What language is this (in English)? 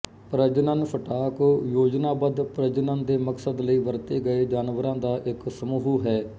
Punjabi